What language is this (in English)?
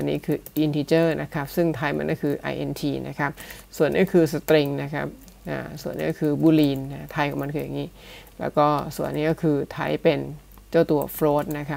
Thai